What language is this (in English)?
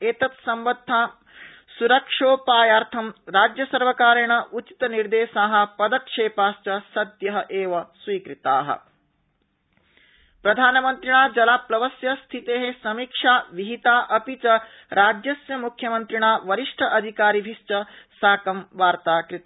Sanskrit